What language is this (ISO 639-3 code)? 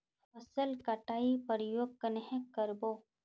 mag